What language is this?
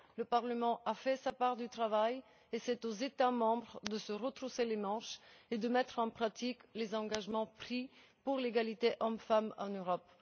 French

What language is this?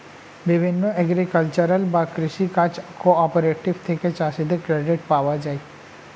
Bangla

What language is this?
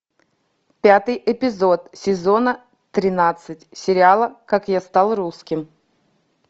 Russian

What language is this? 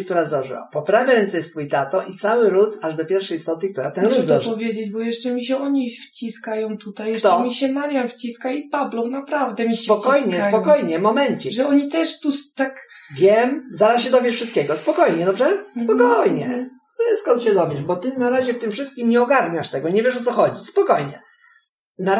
Polish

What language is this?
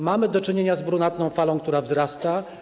Polish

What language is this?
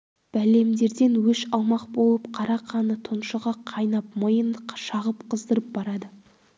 Kazakh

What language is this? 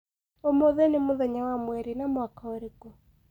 Kikuyu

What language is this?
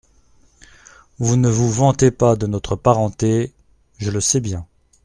French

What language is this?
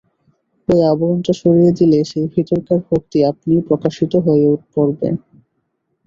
Bangla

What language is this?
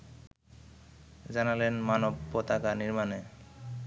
Bangla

